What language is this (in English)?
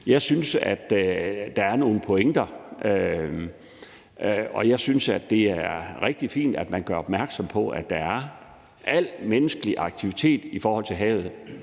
Danish